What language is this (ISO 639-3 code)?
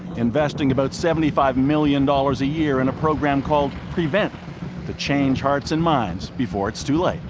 eng